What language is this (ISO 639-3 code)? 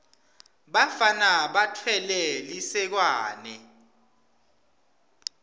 ssw